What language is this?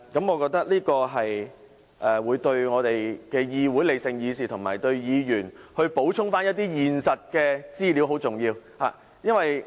Cantonese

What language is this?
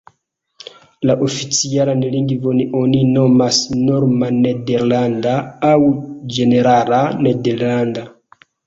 Esperanto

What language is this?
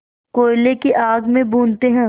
Hindi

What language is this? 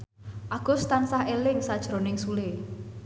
Javanese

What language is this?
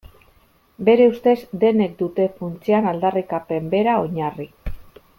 Basque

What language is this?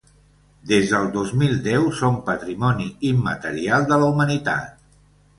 Catalan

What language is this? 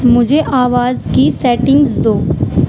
Urdu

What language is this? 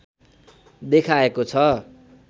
Nepali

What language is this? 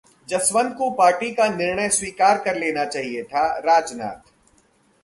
Hindi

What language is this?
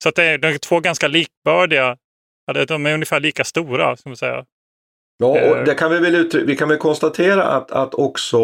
Swedish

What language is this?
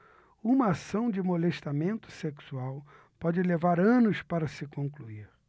Portuguese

